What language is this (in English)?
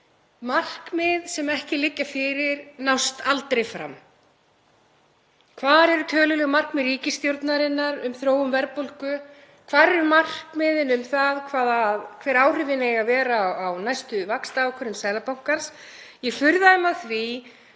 Icelandic